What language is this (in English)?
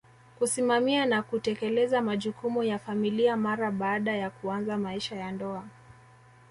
Swahili